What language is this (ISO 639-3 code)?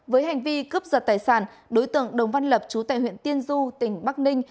vie